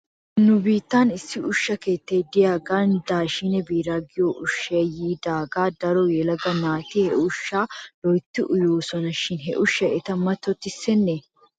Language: Wolaytta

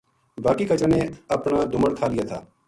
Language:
Gujari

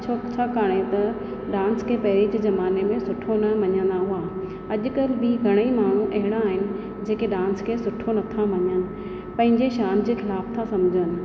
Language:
Sindhi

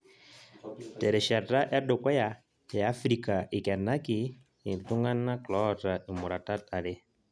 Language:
Masai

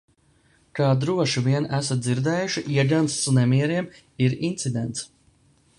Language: Latvian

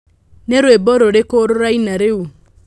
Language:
Kikuyu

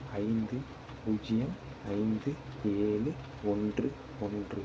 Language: Tamil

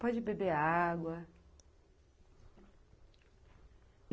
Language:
Portuguese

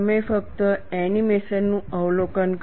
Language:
Gujarati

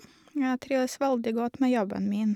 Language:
Norwegian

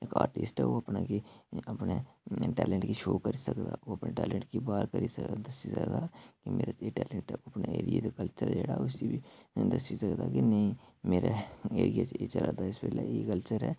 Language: Dogri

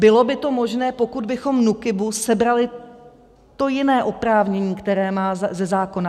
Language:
Czech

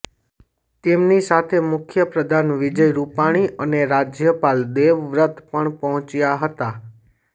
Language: Gujarati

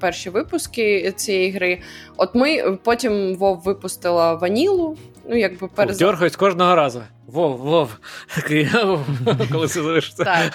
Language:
Ukrainian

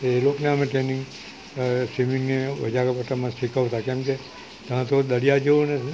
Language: Gujarati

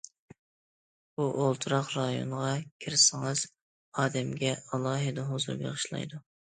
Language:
Uyghur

